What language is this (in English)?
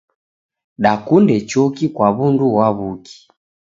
Taita